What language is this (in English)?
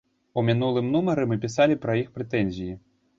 Belarusian